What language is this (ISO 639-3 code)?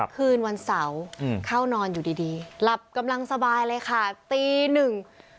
tha